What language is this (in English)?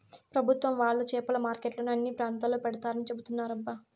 Telugu